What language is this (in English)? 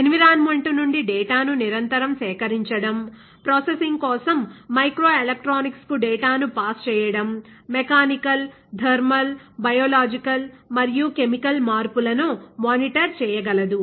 Telugu